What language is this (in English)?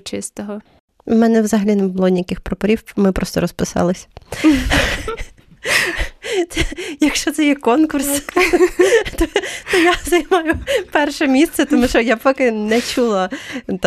Ukrainian